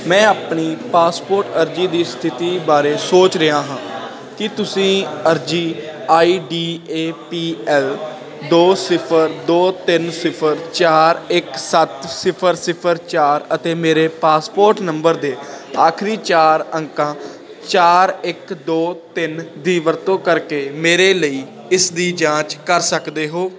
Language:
Punjabi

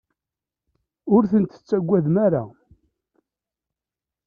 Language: Kabyle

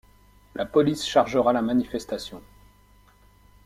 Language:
French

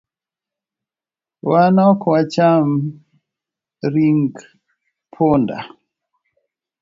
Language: Luo (Kenya and Tanzania)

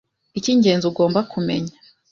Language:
Kinyarwanda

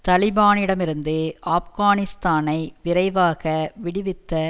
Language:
Tamil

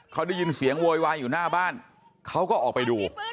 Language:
Thai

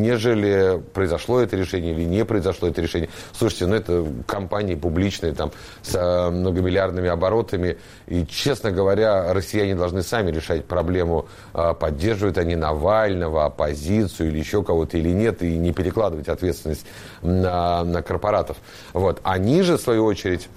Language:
Russian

